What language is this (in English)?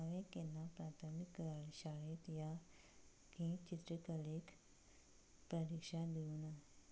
Konkani